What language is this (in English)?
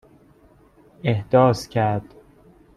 Persian